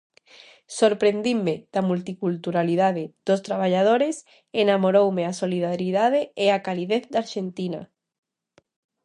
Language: Galician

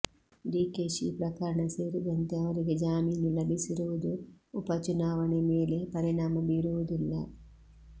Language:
Kannada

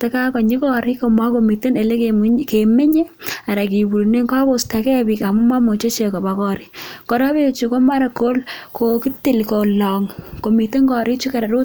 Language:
Kalenjin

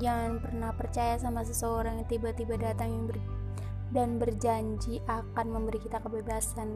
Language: Indonesian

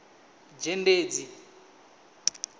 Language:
Venda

